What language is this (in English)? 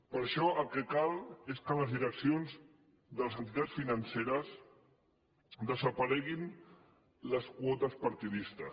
Catalan